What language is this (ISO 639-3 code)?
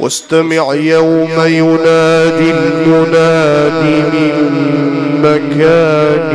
ara